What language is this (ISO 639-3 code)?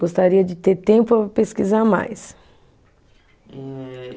por